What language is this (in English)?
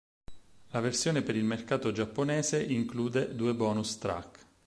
Italian